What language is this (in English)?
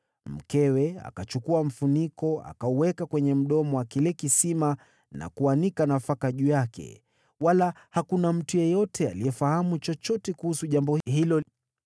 Swahili